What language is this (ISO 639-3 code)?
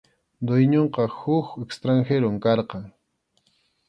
qxu